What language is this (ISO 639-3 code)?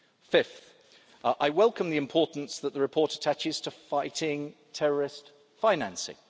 eng